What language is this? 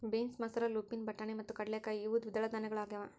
Kannada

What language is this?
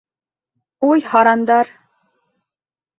Bashkir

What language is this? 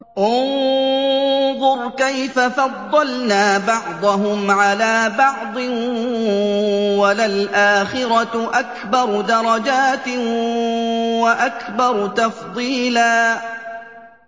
Arabic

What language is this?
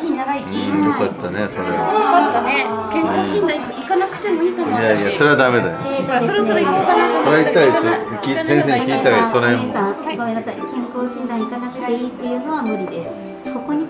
Japanese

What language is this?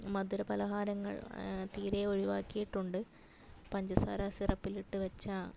Malayalam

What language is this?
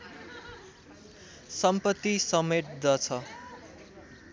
Nepali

